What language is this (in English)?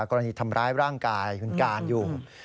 Thai